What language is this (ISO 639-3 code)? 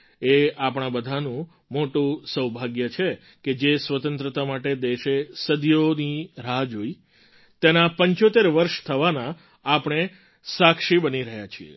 guj